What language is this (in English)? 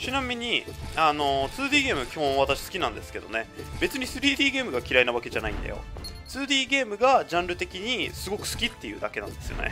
Japanese